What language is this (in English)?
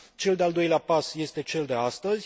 Romanian